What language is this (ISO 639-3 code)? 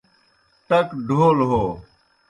plk